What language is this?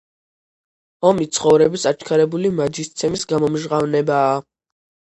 Georgian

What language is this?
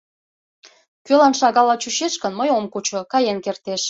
Mari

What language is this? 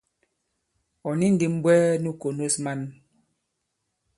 Bankon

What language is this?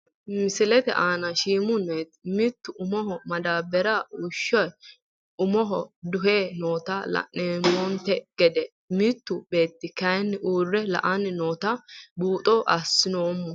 Sidamo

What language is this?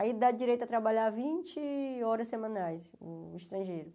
Portuguese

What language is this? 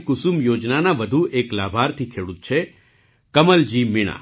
Gujarati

